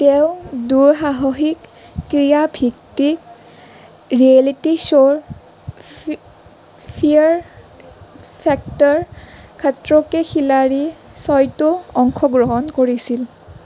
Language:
Assamese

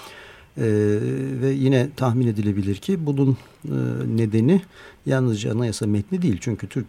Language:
Turkish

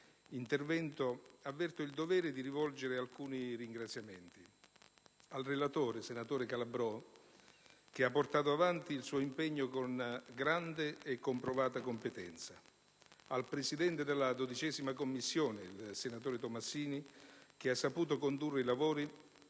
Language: Italian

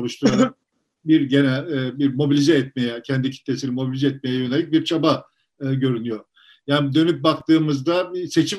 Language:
Turkish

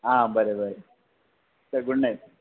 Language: Konkani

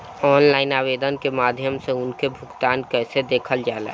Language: Bhojpuri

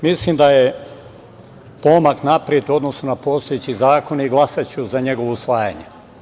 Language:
Serbian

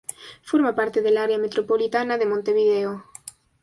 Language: Spanish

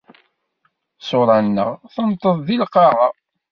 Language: Kabyle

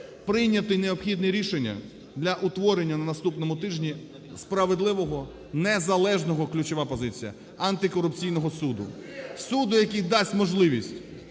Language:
Ukrainian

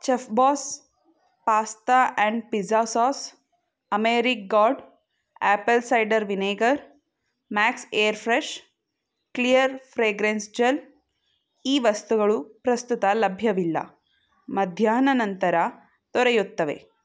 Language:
Kannada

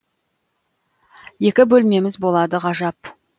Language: Kazakh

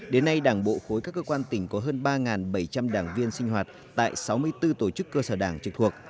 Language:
Vietnamese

